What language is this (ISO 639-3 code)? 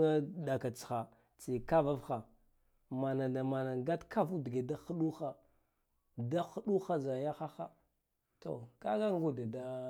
gdf